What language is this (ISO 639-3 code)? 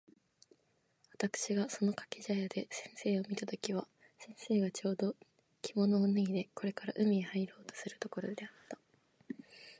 jpn